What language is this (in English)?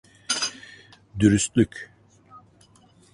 Turkish